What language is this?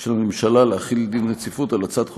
Hebrew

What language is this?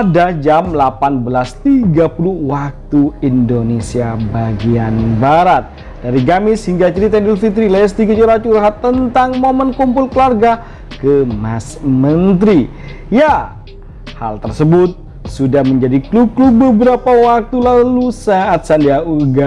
Indonesian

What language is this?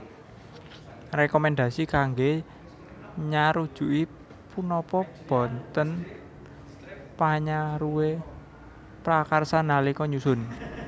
Javanese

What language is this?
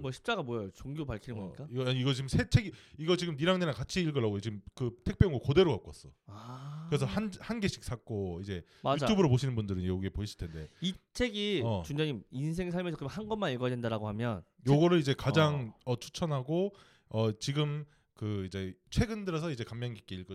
Korean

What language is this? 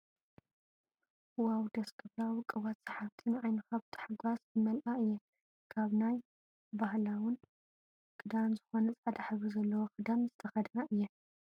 Tigrinya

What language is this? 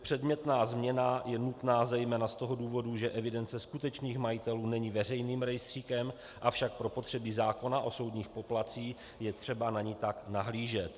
Czech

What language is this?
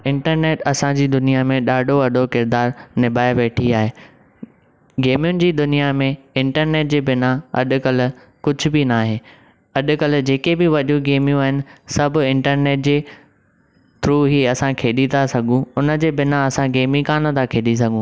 Sindhi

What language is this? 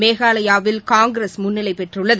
Tamil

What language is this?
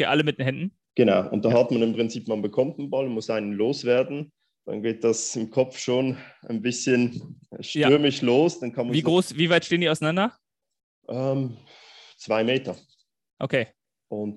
German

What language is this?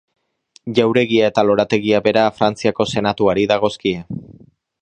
Basque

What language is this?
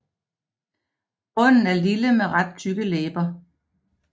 Danish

